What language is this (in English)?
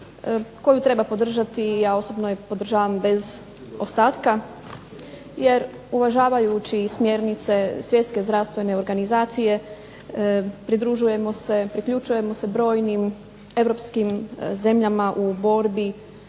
Croatian